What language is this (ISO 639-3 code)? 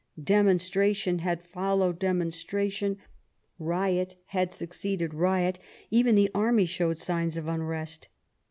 eng